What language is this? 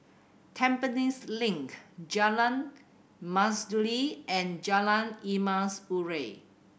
English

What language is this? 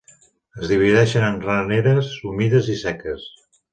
Catalan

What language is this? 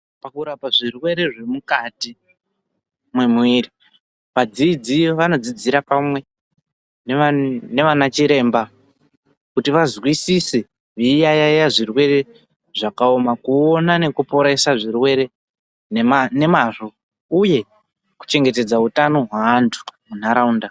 Ndau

